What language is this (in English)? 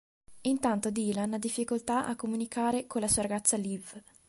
Italian